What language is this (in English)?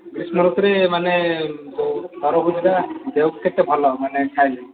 Odia